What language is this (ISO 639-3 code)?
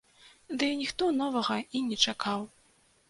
bel